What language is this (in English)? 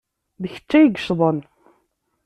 Kabyle